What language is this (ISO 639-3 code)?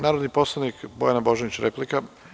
srp